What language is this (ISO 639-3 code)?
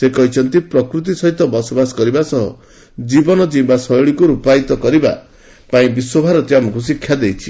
ori